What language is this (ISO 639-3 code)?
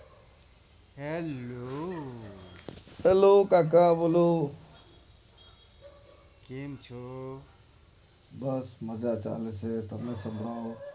guj